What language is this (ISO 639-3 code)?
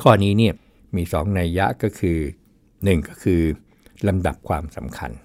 tha